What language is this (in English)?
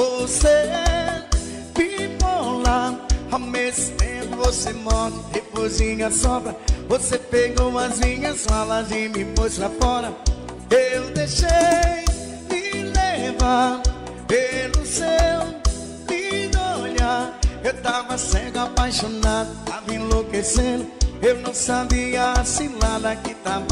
Portuguese